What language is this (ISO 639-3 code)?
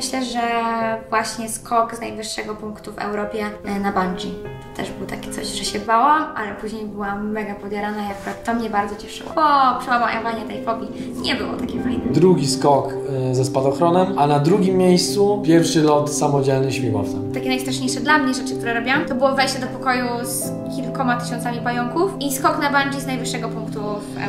pol